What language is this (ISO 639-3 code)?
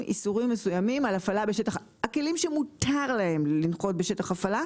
heb